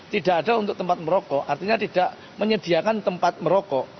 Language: Indonesian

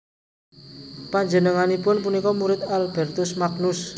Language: Javanese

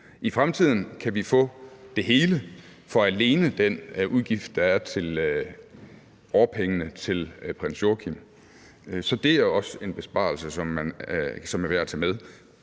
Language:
Danish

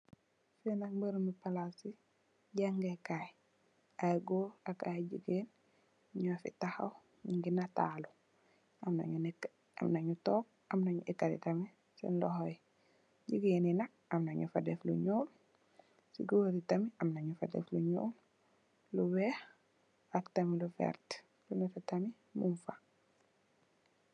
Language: Wolof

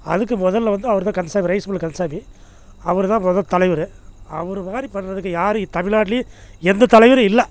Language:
Tamil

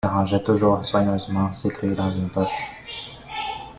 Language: French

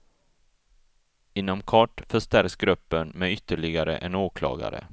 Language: Swedish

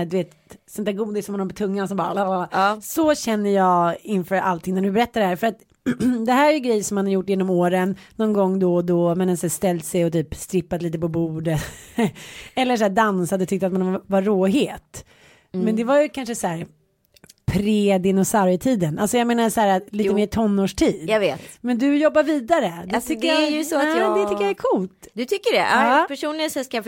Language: Swedish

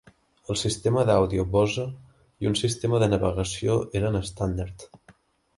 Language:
Catalan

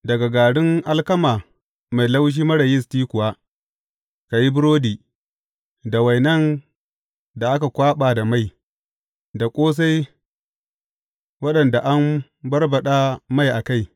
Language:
Hausa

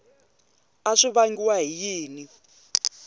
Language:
Tsonga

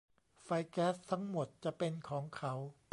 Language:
Thai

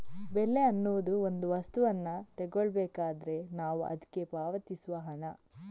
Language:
Kannada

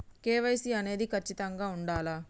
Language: Telugu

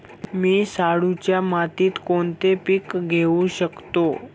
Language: Marathi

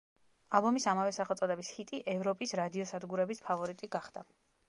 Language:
Georgian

